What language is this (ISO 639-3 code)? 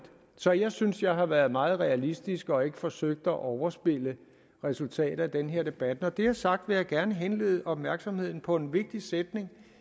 dan